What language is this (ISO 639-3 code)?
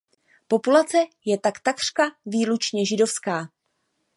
ces